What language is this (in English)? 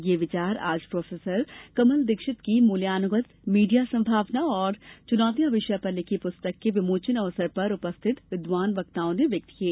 Hindi